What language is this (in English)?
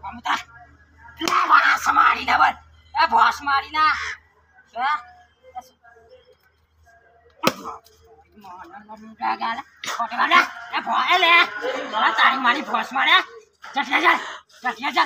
Thai